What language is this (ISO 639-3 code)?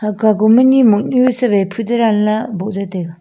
nnp